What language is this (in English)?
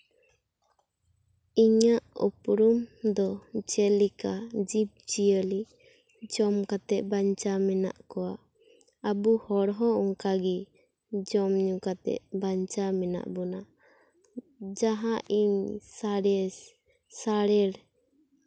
Santali